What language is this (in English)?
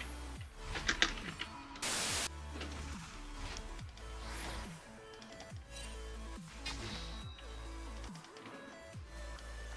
German